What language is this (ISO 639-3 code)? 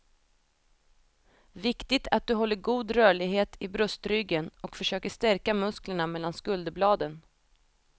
swe